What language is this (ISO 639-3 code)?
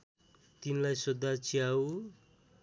nep